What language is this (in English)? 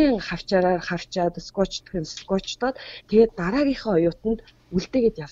Russian